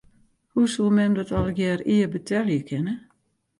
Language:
Western Frisian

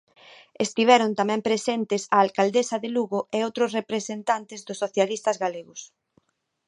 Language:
Galician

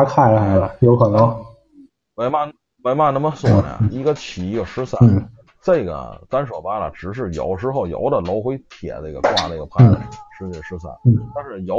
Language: Chinese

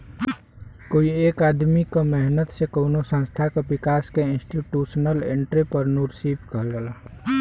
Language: Bhojpuri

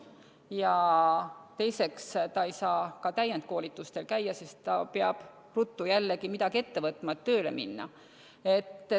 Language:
Estonian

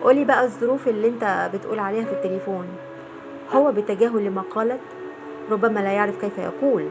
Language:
Arabic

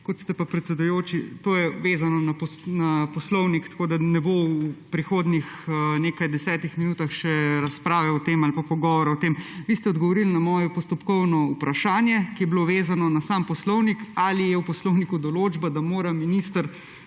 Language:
Slovenian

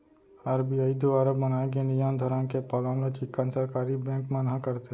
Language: Chhattisgarhi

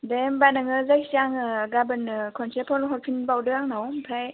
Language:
Bodo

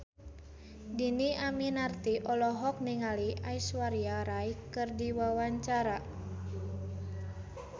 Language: Sundanese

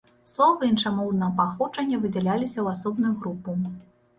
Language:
Belarusian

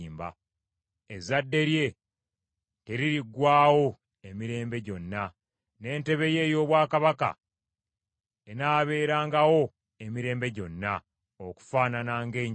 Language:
Ganda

